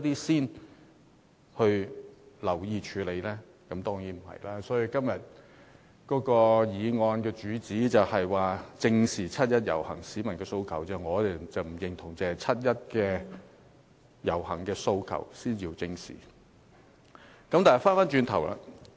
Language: Cantonese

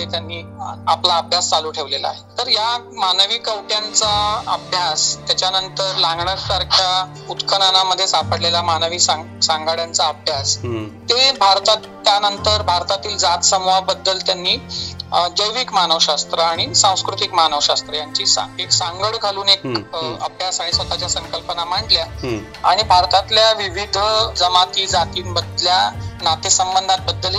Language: Marathi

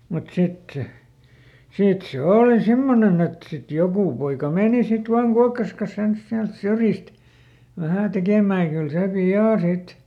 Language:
Finnish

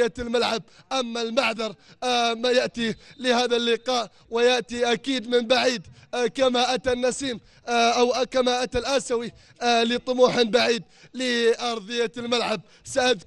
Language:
Arabic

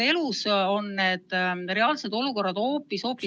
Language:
Estonian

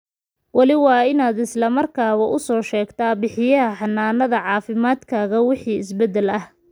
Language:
Somali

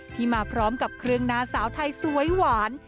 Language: Thai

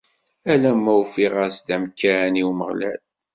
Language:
Kabyle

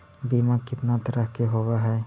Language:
Magahi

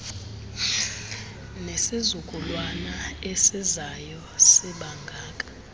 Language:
Xhosa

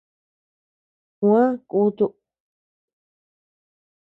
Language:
Tepeuxila Cuicatec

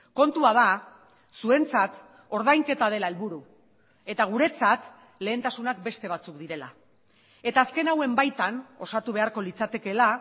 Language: Basque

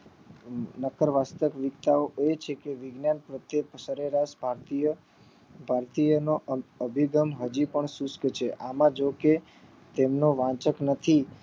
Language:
Gujarati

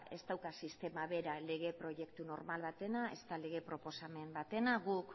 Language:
Basque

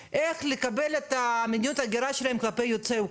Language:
Hebrew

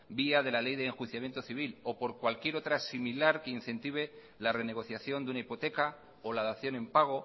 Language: Spanish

